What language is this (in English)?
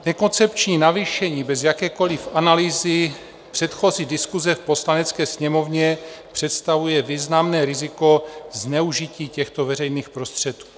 Czech